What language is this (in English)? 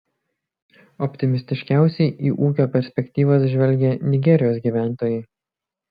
Lithuanian